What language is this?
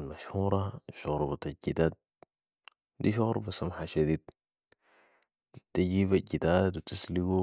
Sudanese Arabic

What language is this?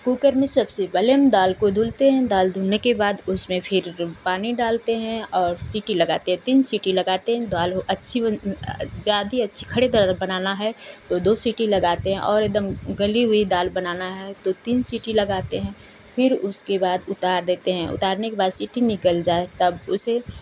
Hindi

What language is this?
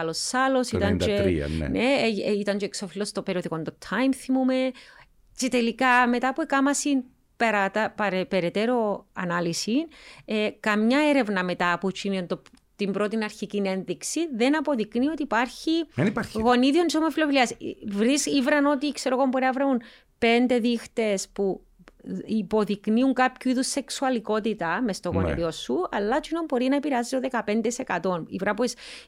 Greek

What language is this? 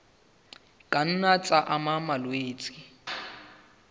Southern Sotho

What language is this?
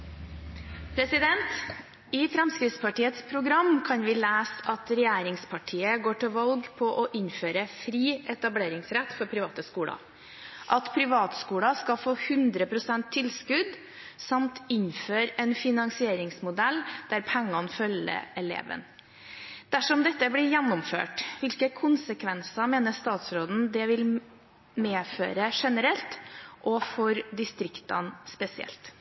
Norwegian Bokmål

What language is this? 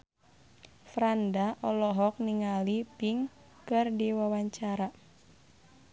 Sundanese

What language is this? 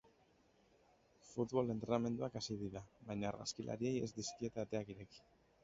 Basque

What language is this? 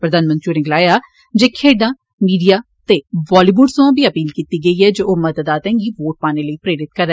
Dogri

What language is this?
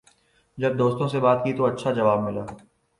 Urdu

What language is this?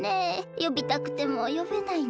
Japanese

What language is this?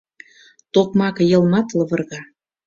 Mari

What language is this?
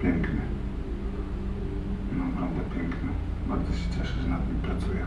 Polish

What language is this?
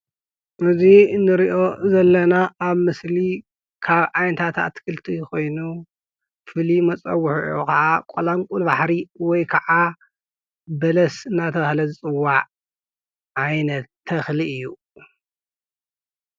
Tigrinya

